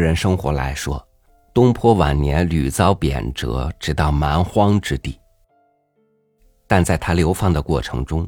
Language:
Chinese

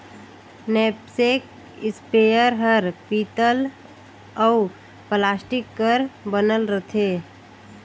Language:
Chhattisgarhi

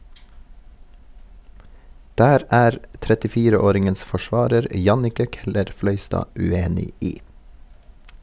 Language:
Norwegian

